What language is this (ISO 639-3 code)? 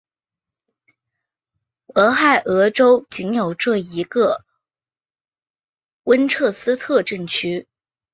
zho